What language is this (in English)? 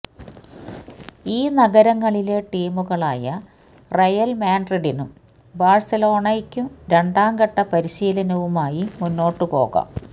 Malayalam